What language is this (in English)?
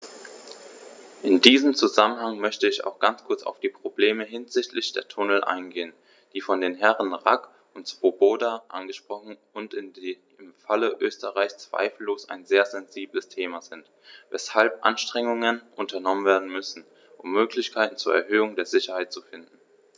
German